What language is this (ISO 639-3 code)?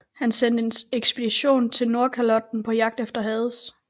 dan